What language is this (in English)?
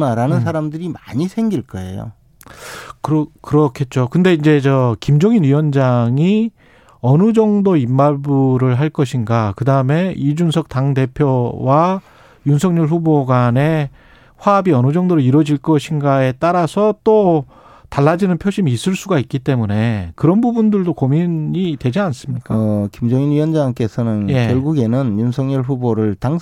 Korean